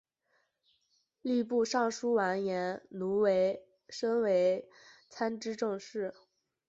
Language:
Chinese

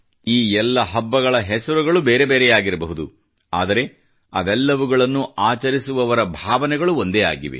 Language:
Kannada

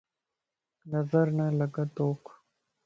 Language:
Lasi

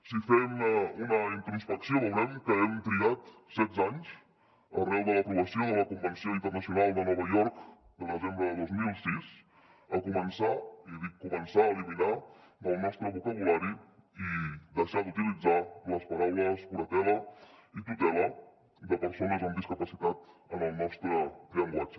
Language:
Catalan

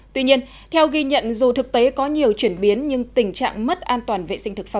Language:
Vietnamese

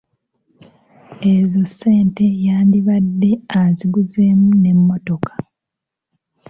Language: Ganda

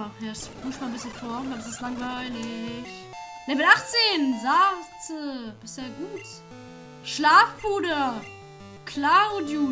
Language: German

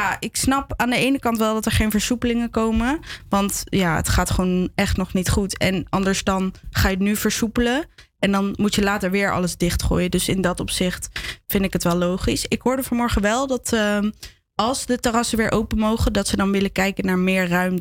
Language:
Dutch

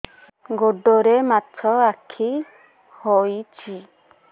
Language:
Odia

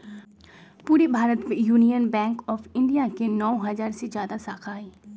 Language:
Magahi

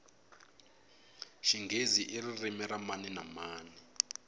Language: Tsonga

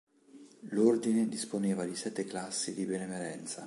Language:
Italian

